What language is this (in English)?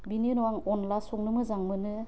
Bodo